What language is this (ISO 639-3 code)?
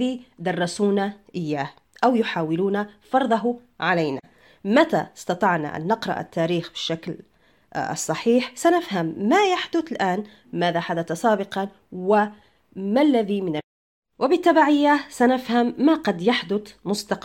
ara